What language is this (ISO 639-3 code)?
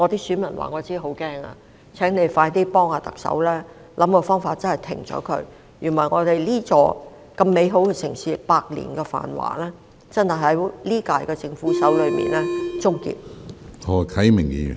yue